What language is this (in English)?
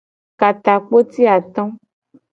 Gen